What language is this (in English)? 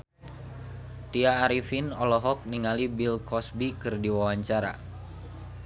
Sundanese